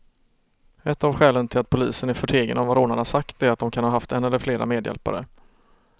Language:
Swedish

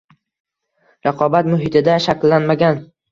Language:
Uzbek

